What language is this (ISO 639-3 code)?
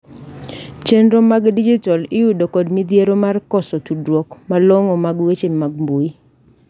luo